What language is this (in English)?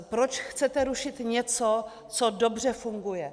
Czech